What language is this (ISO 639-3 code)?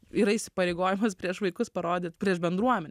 lit